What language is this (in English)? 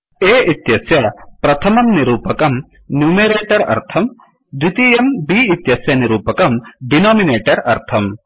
Sanskrit